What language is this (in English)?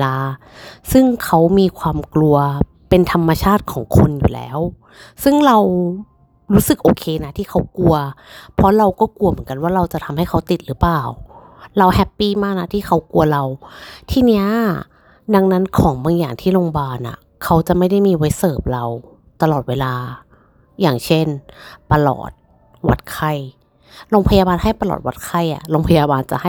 Thai